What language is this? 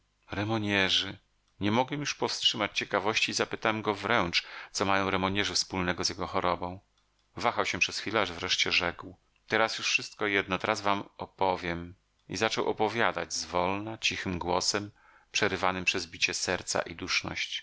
Polish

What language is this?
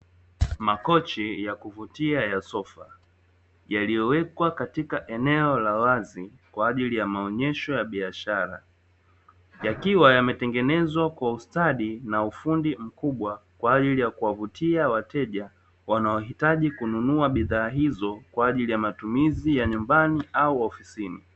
Swahili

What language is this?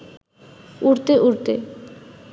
Bangla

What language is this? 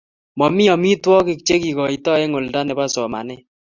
Kalenjin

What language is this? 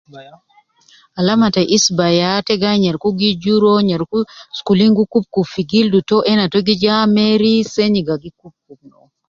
Nubi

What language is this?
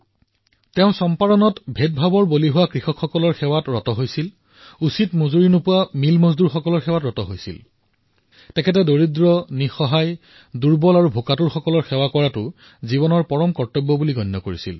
Assamese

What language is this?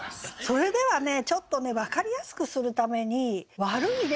Japanese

